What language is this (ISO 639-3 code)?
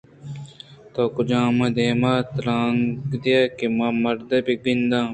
bgp